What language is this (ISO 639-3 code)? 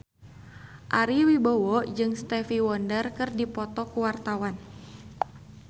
sun